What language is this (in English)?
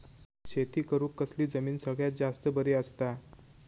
Marathi